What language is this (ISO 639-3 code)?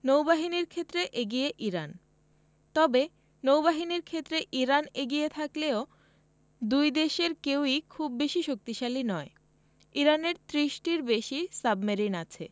ben